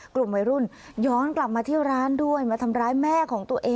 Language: Thai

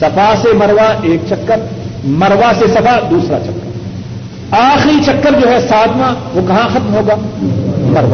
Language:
Urdu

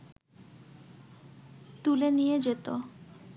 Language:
Bangla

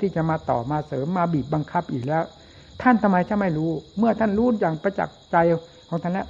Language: Thai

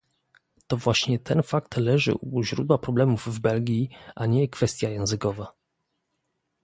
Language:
Polish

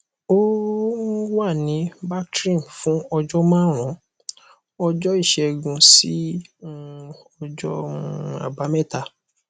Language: Yoruba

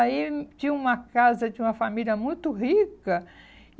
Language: Portuguese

